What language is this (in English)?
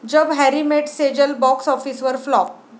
Marathi